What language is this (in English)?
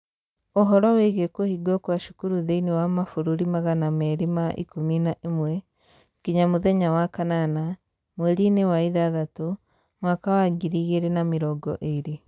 Kikuyu